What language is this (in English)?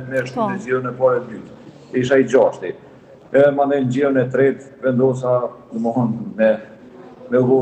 Romanian